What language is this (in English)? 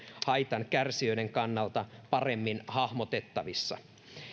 Finnish